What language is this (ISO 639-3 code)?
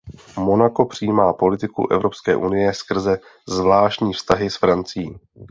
ces